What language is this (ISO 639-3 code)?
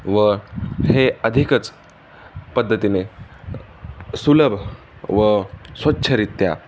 mar